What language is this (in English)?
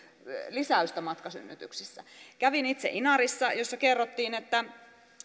Finnish